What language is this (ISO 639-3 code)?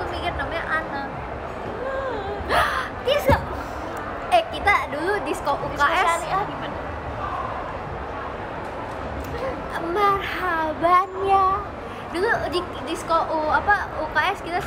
ind